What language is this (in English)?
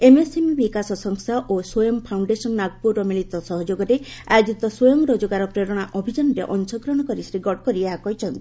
Odia